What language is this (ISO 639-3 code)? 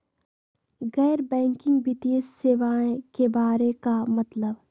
mag